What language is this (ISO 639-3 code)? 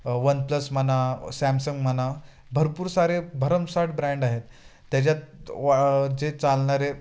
mar